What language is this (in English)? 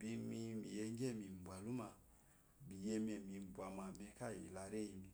Eloyi